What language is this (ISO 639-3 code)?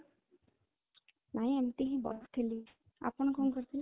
ori